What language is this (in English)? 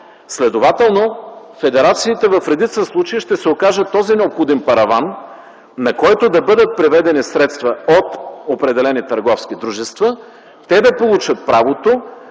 Bulgarian